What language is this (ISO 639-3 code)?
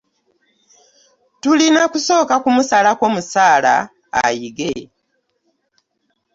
lug